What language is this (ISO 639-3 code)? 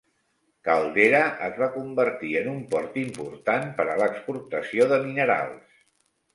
cat